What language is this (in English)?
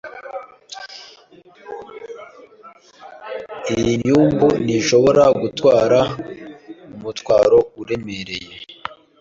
Kinyarwanda